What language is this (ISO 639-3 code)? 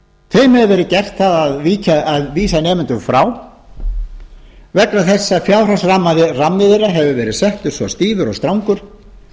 isl